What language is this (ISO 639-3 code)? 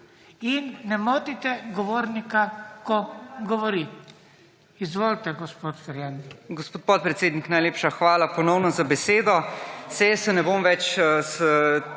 slv